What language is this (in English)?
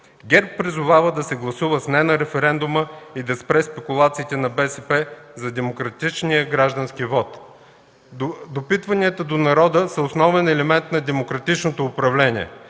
Bulgarian